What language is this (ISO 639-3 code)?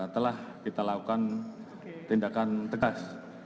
ind